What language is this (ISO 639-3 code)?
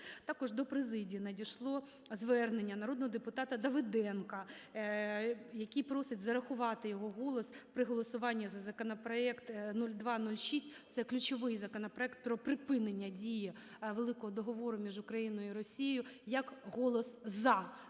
ukr